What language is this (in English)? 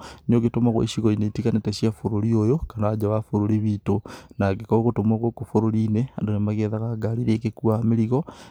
Kikuyu